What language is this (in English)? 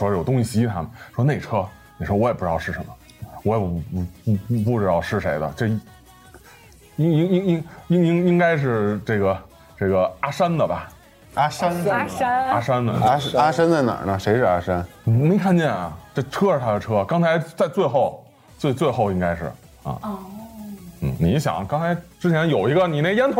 Chinese